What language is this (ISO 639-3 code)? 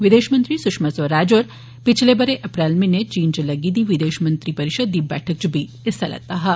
doi